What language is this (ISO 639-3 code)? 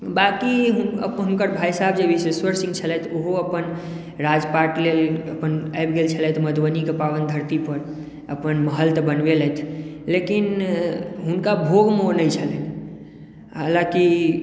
mai